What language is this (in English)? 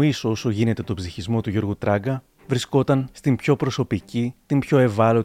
Greek